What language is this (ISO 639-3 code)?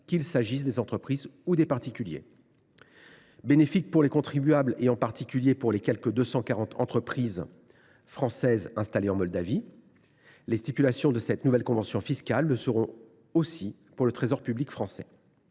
fra